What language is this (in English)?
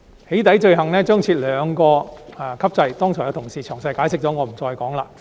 Cantonese